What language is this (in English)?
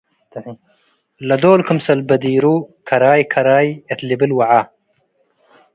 Tigre